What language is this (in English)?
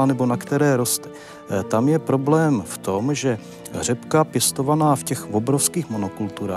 Czech